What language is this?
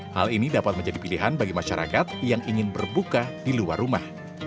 Indonesian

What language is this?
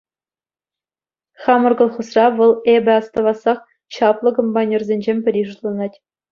Chuvash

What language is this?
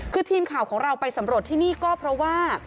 Thai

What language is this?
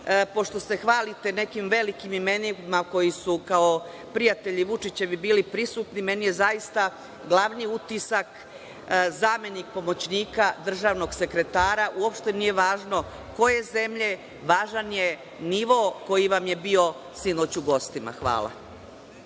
Serbian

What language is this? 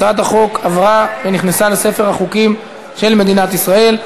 Hebrew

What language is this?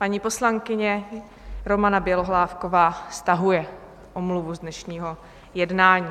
Czech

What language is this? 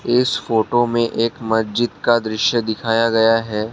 Hindi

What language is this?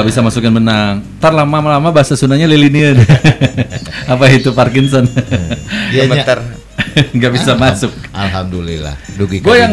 Indonesian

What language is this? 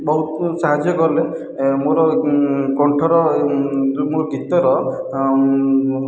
Odia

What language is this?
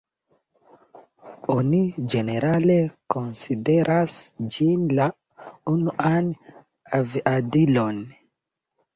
Esperanto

